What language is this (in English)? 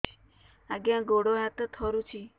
Odia